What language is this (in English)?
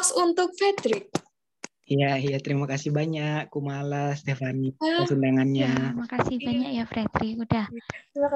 Indonesian